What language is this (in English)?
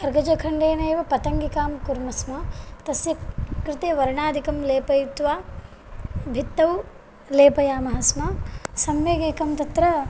Sanskrit